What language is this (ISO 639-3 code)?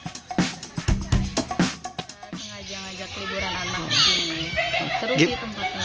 ind